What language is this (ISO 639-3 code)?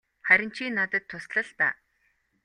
mon